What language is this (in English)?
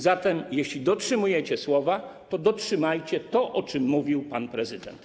Polish